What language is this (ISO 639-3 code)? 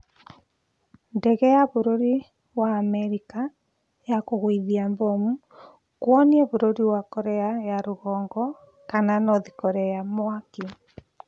kik